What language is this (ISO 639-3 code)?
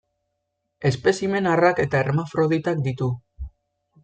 eus